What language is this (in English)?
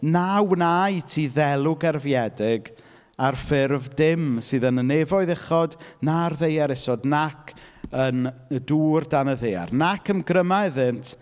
Welsh